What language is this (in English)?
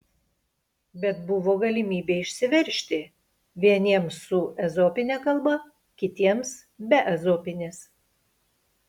Lithuanian